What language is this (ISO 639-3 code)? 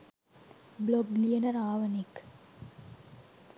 sin